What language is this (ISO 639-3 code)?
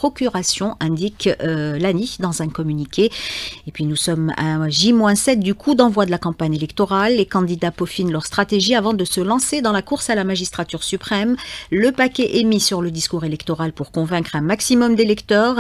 fra